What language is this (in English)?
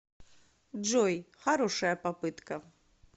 Russian